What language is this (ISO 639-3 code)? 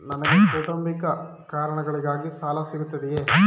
kan